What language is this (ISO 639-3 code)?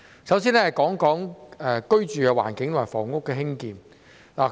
yue